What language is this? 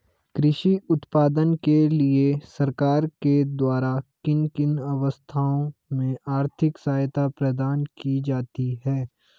Hindi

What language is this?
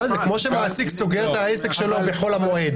Hebrew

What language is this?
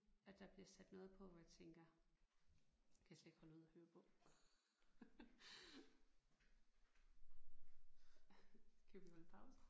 Danish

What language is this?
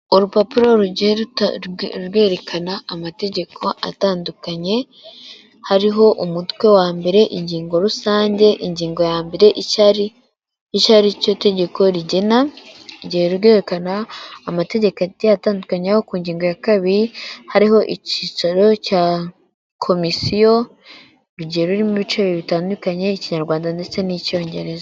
Kinyarwanda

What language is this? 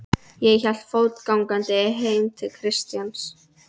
Icelandic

